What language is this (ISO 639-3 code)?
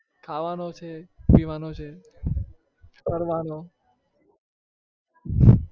guj